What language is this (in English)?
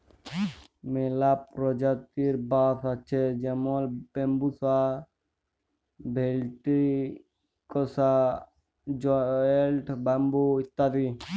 Bangla